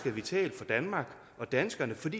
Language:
Danish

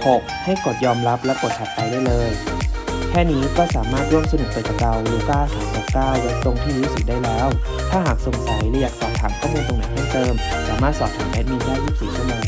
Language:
Thai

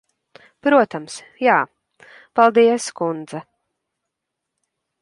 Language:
Latvian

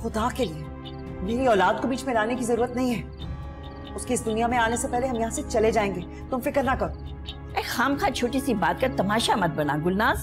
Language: Hindi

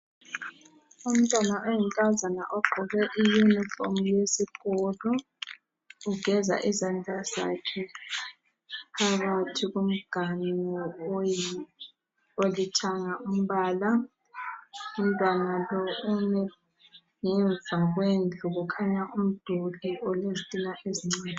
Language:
North Ndebele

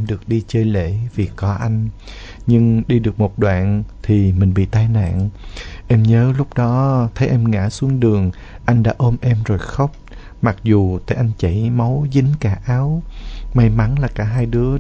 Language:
Vietnamese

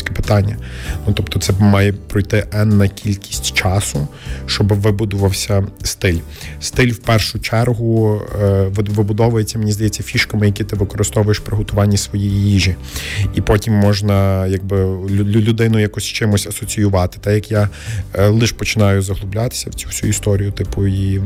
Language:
Ukrainian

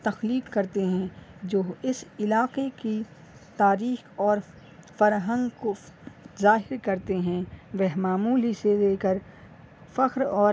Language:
Urdu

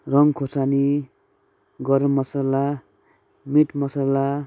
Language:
Nepali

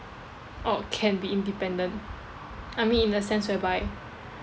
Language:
English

